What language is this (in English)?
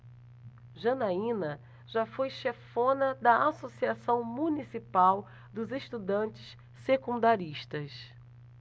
Portuguese